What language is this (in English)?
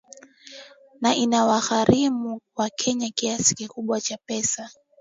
Swahili